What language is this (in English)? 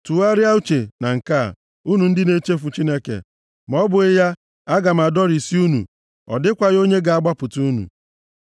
Igbo